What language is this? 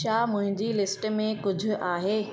Sindhi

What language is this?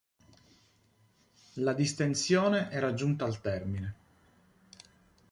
Italian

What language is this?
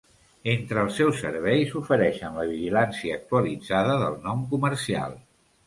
Catalan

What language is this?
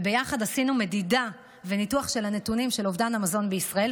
Hebrew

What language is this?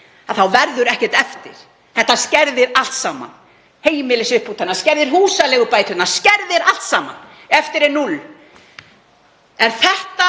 Icelandic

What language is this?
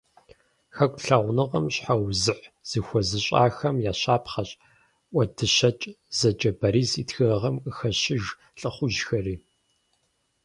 Kabardian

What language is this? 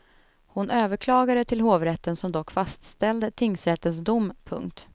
Swedish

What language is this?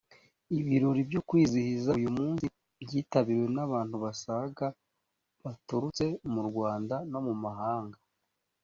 Kinyarwanda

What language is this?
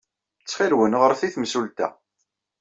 Kabyle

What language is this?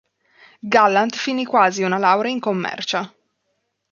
Italian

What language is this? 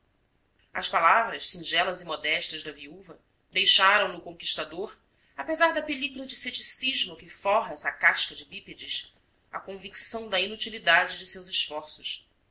Portuguese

